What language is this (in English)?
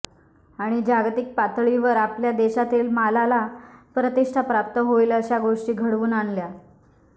Marathi